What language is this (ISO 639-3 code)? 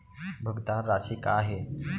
hne